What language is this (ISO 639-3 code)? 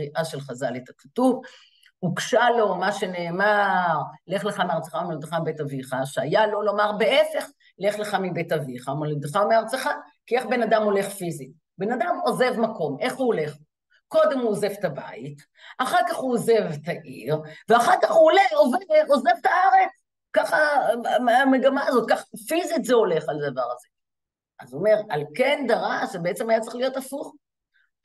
heb